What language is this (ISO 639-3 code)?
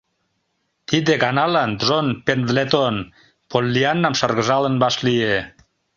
chm